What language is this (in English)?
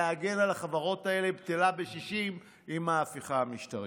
Hebrew